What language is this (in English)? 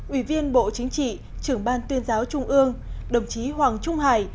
Vietnamese